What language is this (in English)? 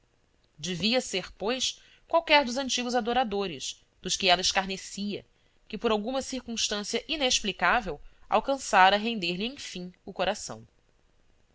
Portuguese